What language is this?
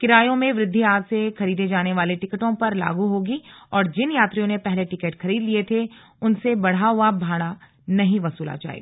Hindi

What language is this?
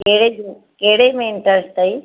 Sindhi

